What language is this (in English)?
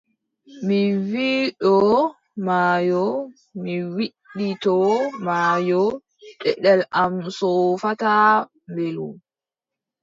Adamawa Fulfulde